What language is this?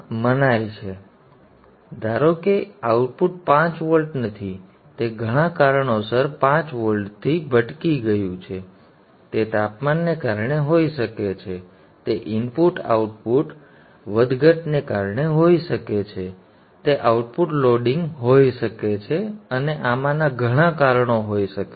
Gujarati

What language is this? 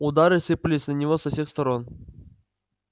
Russian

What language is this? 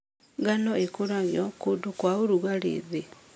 Kikuyu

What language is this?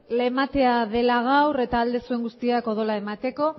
Basque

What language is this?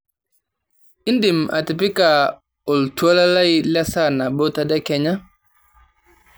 Masai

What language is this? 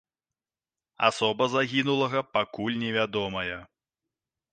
Belarusian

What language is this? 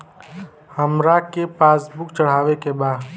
Bhojpuri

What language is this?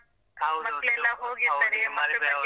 Kannada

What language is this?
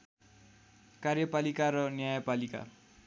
Nepali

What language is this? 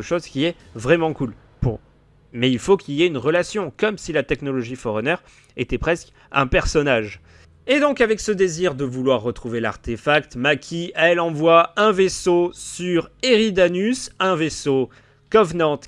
French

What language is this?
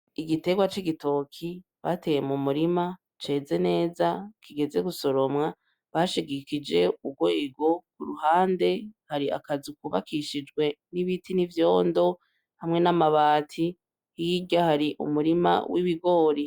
Rundi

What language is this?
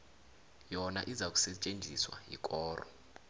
South Ndebele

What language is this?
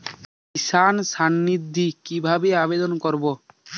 Bangla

